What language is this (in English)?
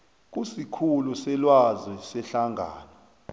South Ndebele